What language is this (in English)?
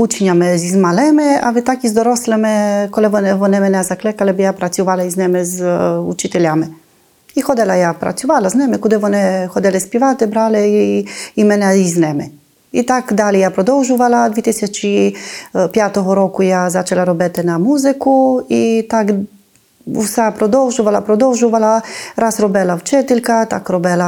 Ukrainian